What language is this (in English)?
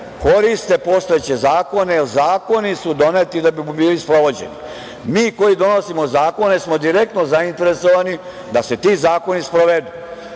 Serbian